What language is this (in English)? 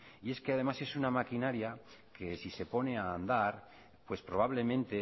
Spanish